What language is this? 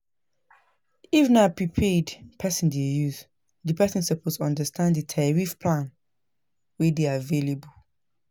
Nigerian Pidgin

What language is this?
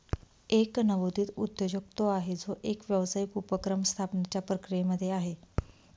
Marathi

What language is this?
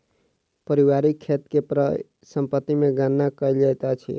Maithili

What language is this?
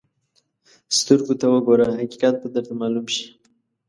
Pashto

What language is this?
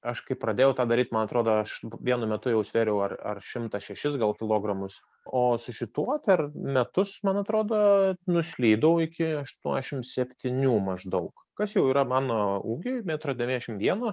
Lithuanian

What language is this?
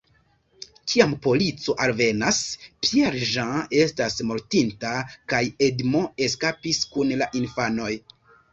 Esperanto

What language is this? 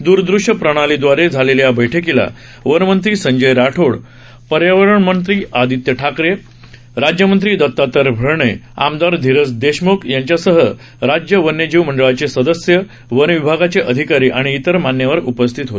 Marathi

